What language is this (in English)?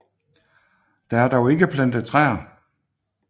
Danish